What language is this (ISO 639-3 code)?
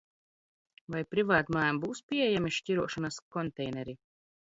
lav